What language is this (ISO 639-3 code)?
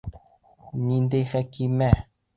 bak